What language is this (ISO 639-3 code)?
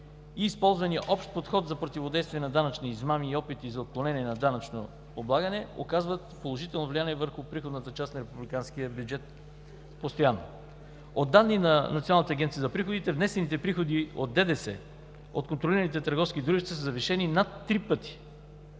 bul